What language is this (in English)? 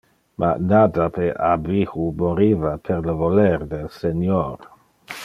Interlingua